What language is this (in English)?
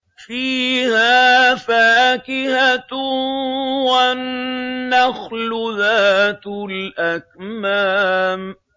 Arabic